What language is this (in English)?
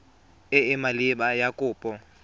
Tswana